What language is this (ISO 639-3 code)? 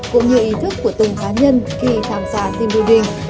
vie